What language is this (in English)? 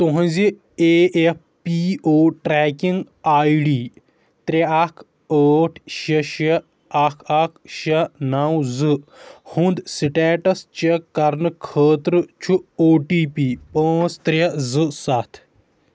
Kashmiri